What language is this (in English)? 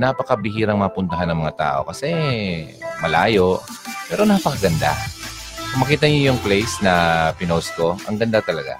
Filipino